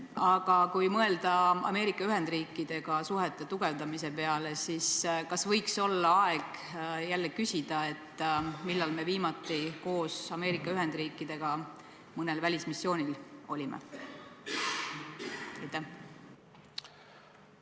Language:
Estonian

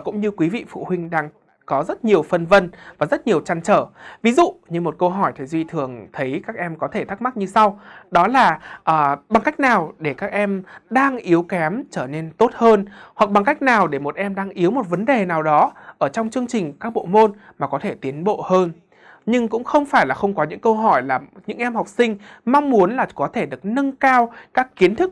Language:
Vietnamese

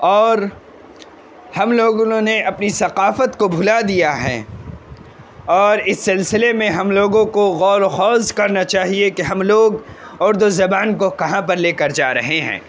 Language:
Urdu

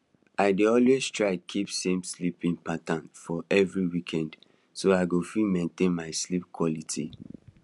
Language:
Nigerian Pidgin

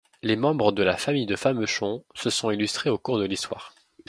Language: French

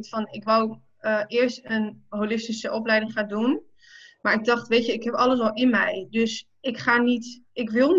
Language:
Dutch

